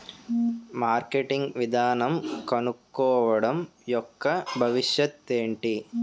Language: Telugu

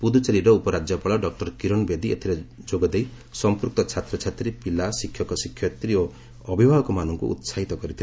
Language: Odia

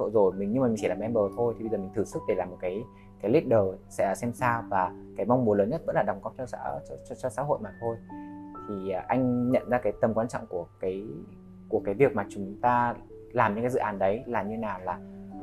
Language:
Vietnamese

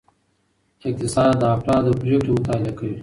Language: Pashto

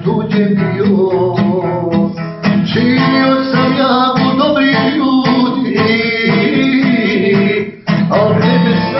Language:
Romanian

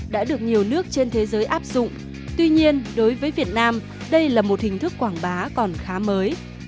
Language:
Vietnamese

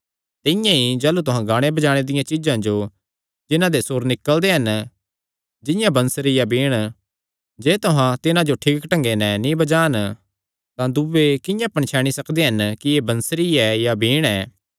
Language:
Kangri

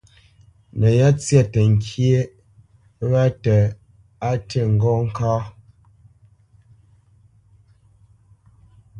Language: Bamenyam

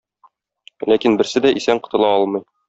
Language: Tatar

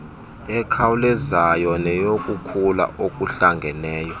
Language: Xhosa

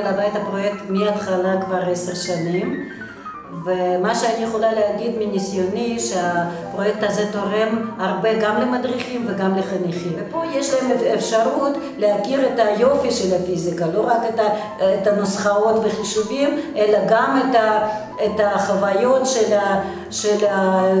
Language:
Hebrew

